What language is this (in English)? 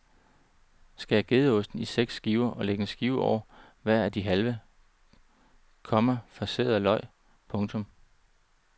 Danish